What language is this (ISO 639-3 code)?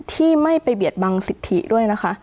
tha